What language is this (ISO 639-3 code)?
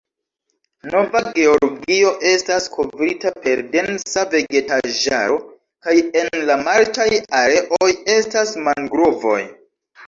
epo